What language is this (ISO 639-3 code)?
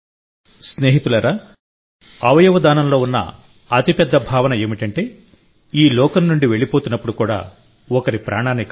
tel